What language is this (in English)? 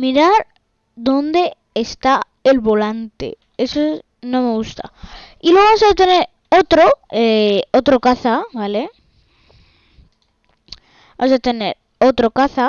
Spanish